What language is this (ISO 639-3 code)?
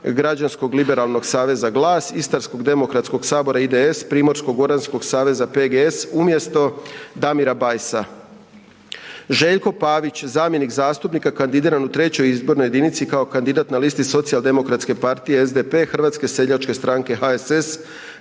hrv